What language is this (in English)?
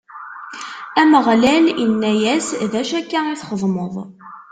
Kabyle